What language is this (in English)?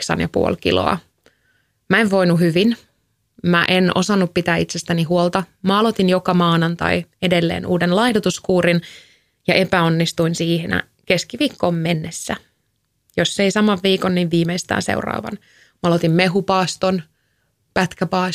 Finnish